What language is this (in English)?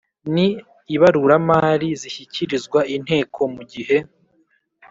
Kinyarwanda